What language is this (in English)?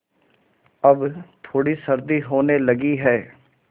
Hindi